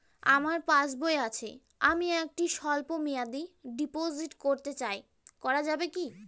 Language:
Bangla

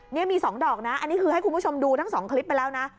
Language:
Thai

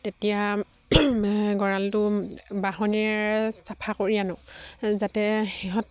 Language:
Assamese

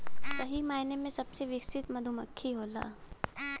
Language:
Bhojpuri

